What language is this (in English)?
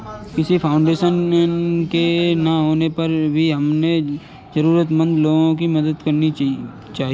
Hindi